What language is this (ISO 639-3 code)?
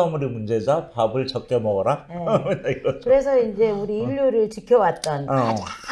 kor